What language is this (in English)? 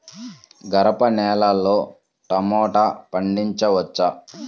Telugu